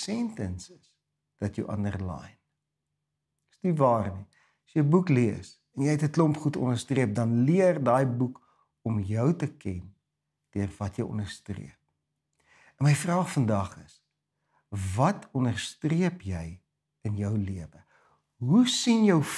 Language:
Dutch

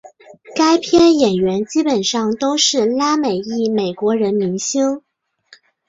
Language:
Chinese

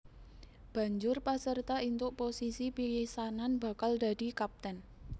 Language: Javanese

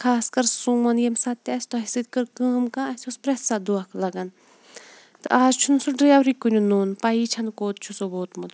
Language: Kashmiri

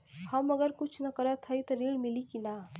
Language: Bhojpuri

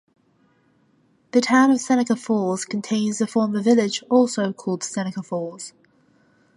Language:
English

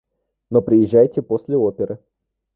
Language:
Russian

